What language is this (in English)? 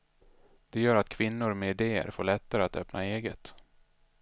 Swedish